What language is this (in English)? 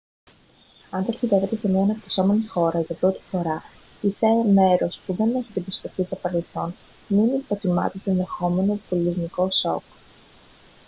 Greek